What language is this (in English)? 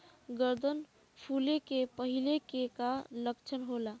Bhojpuri